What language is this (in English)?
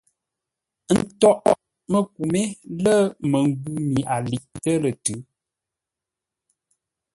Ngombale